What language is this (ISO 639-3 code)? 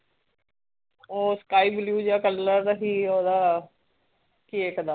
pan